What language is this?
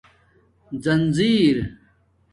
Domaaki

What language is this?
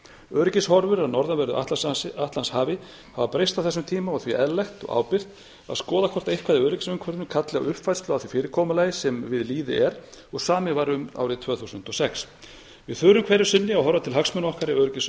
Icelandic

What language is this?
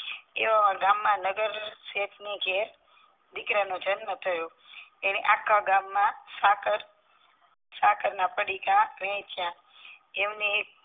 Gujarati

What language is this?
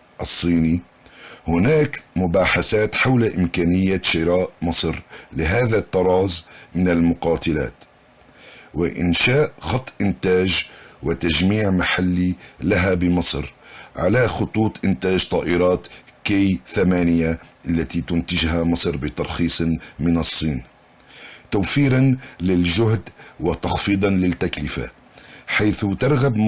Arabic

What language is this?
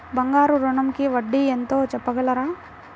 Telugu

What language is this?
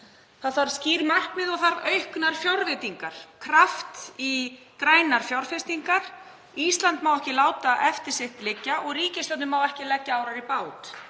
Icelandic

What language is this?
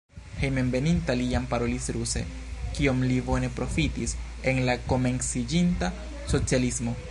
Esperanto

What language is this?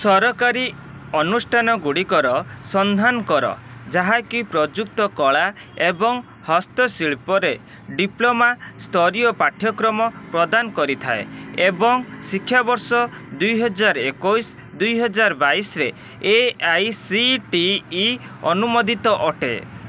Odia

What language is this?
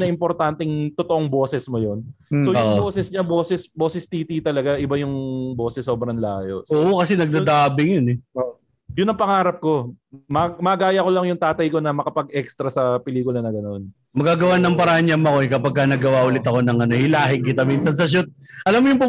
Filipino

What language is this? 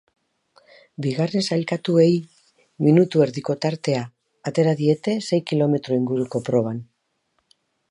Basque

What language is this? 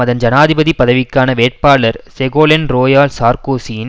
Tamil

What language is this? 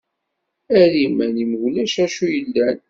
Kabyle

